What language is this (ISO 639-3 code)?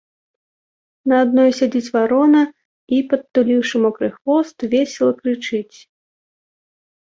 bel